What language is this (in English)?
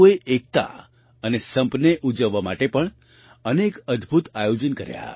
Gujarati